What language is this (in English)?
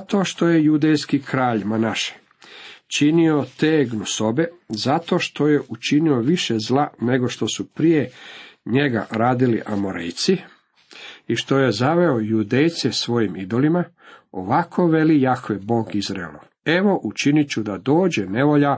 Croatian